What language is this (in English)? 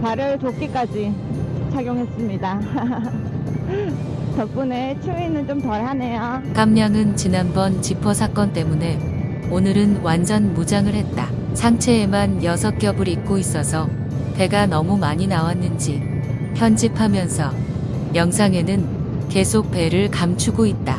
Korean